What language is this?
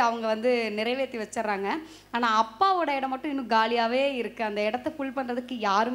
Thai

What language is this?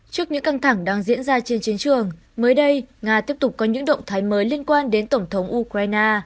Vietnamese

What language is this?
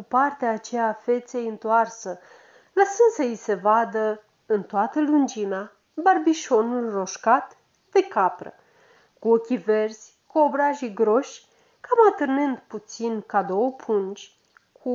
Romanian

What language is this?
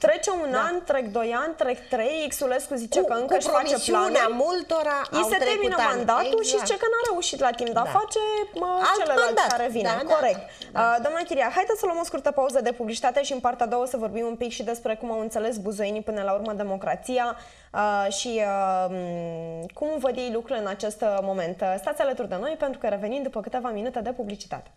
Romanian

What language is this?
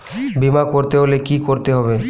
Bangla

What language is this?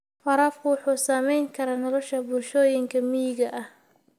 Somali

